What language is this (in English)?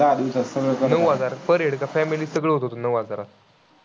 Marathi